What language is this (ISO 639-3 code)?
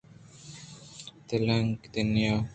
bgp